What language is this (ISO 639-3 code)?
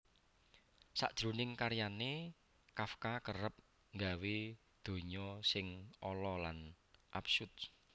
jav